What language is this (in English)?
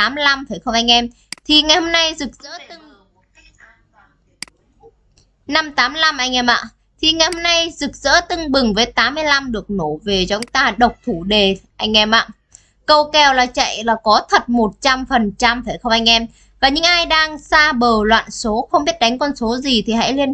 Vietnamese